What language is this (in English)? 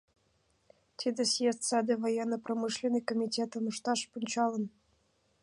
Mari